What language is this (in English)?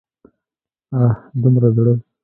Pashto